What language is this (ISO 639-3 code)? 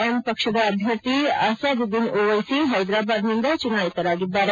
kan